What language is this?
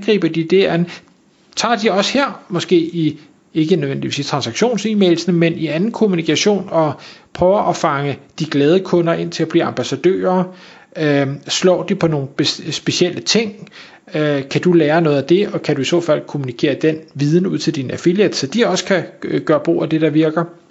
Danish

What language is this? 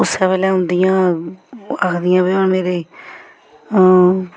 Dogri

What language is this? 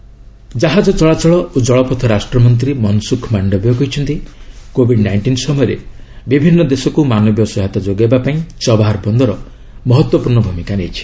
Odia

